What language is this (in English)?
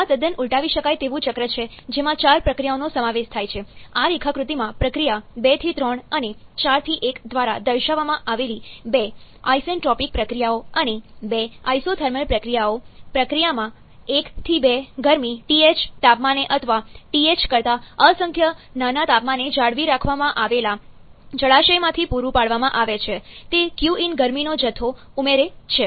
Gujarati